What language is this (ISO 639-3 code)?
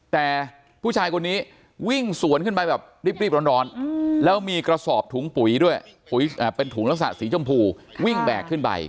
tha